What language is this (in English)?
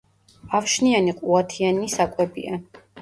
Georgian